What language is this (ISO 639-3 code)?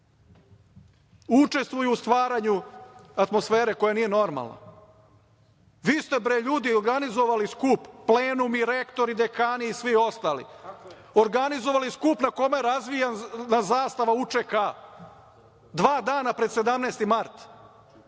srp